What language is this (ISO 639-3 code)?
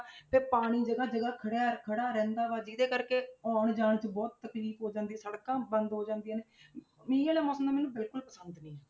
pan